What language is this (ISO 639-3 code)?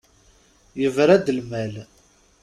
kab